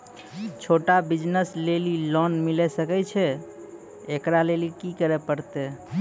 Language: Maithili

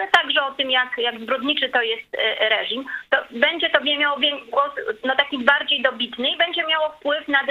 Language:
Polish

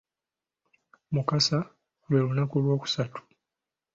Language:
Ganda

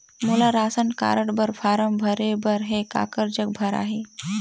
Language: Chhattisgarhi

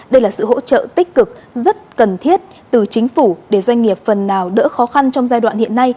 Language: Vietnamese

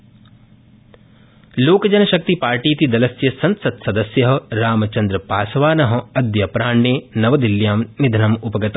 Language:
Sanskrit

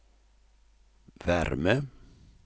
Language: Swedish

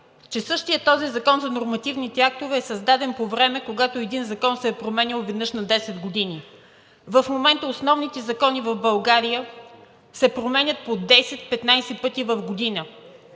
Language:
Bulgarian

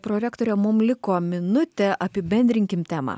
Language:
Lithuanian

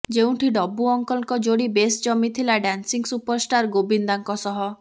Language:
Odia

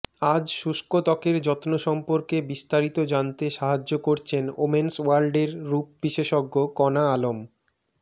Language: Bangla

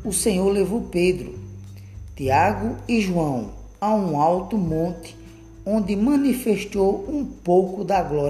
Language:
Portuguese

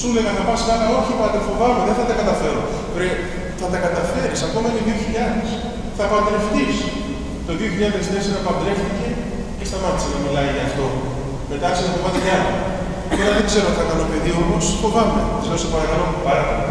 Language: Greek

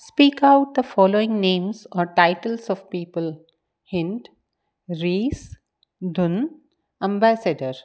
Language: Sindhi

